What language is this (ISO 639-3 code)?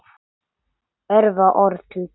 isl